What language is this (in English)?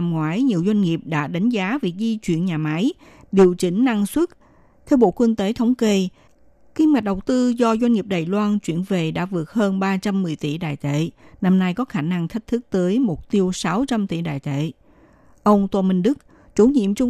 Vietnamese